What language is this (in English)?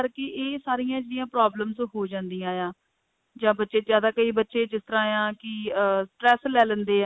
Punjabi